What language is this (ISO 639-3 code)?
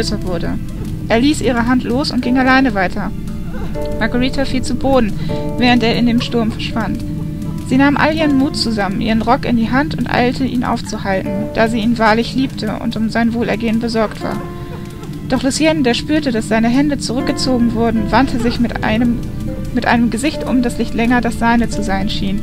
deu